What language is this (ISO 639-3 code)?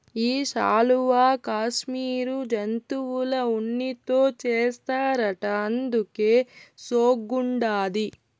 tel